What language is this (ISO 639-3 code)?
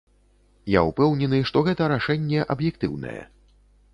bel